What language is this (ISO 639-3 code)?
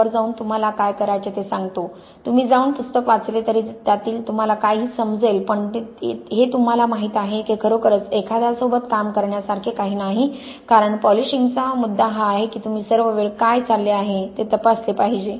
mar